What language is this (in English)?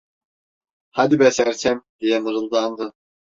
Turkish